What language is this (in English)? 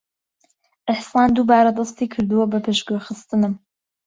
Central Kurdish